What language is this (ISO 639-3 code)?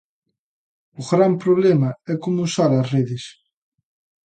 glg